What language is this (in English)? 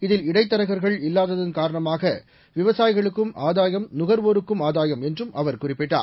Tamil